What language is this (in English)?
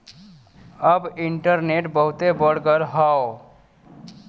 Bhojpuri